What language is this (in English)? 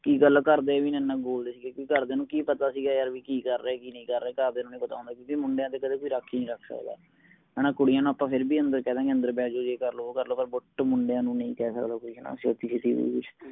Punjabi